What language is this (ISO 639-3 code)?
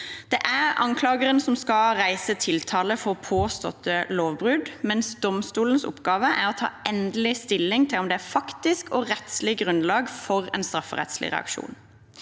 nor